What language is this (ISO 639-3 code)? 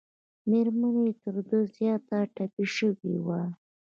pus